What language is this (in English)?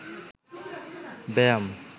Bangla